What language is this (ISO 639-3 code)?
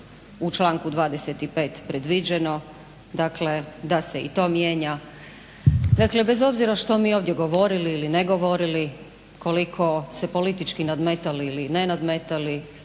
hrv